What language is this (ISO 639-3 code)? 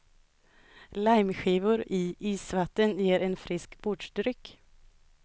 swe